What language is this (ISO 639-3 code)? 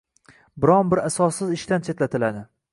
uzb